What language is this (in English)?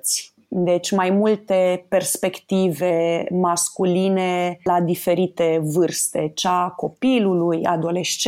Romanian